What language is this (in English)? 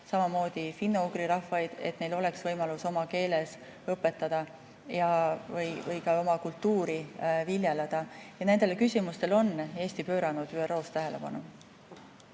Estonian